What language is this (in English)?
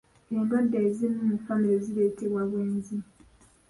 Ganda